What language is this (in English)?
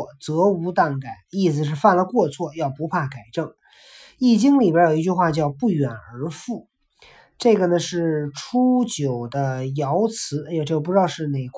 Chinese